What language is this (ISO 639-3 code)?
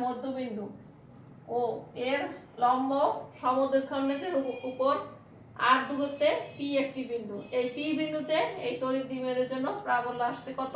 hin